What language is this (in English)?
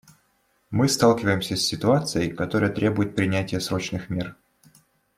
Russian